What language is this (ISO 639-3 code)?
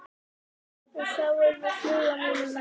isl